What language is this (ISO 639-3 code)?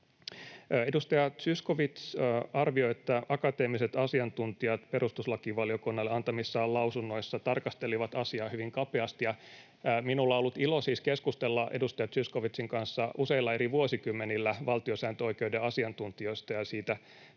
fin